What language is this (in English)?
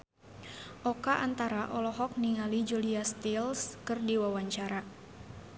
Sundanese